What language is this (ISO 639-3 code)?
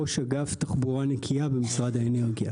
heb